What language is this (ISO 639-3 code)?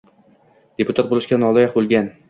uzb